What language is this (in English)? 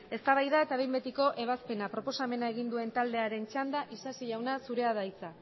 Basque